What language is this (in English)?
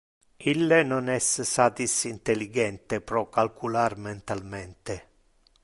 Interlingua